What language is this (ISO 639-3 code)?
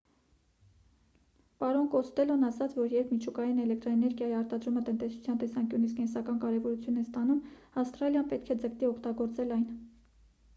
hye